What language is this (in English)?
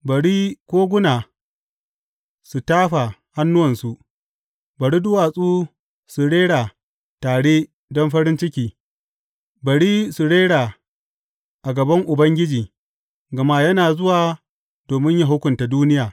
Hausa